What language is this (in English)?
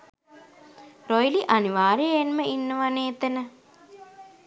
Sinhala